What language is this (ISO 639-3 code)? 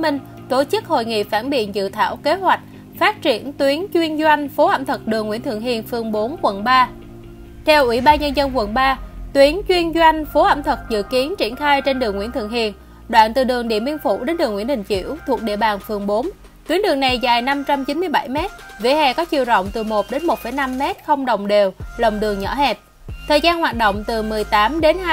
vie